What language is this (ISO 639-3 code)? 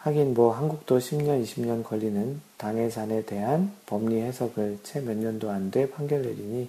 kor